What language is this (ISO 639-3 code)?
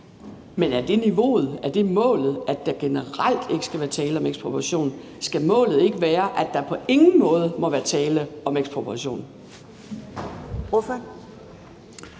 dan